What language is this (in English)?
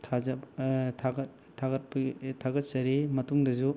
Manipuri